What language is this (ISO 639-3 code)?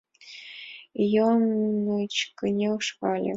chm